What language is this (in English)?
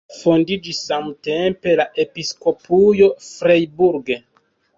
Esperanto